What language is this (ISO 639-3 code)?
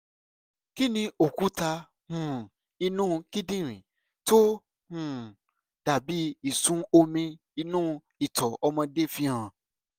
yor